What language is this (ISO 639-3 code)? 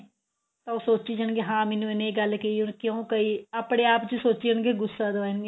pan